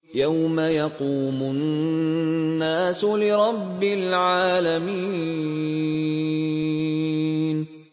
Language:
Arabic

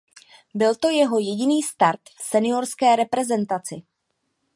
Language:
Czech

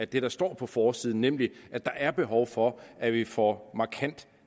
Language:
Danish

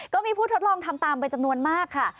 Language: Thai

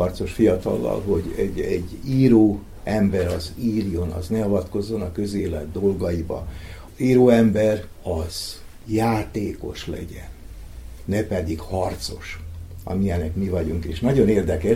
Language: Hungarian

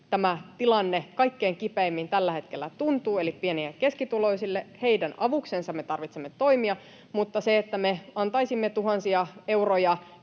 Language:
Finnish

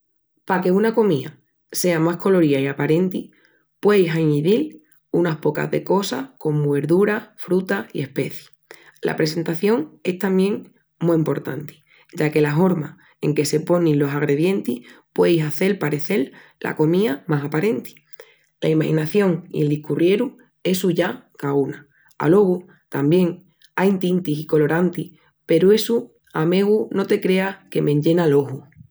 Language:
Extremaduran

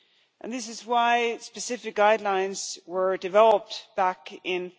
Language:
English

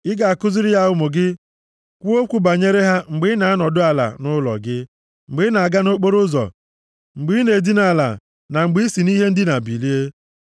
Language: Igbo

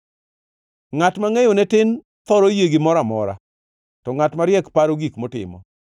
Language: Luo (Kenya and Tanzania)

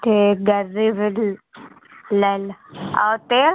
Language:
Hindi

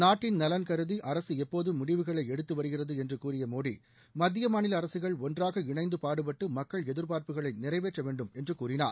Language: Tamil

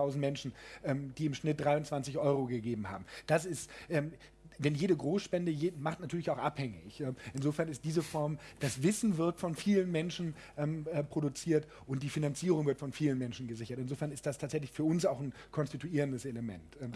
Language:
German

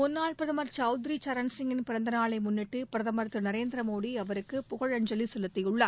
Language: Tamil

